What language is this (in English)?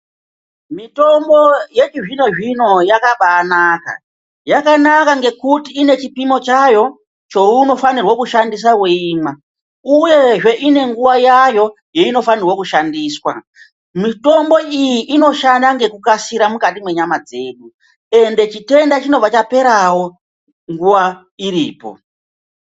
Ndau